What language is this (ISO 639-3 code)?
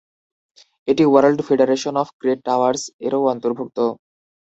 ben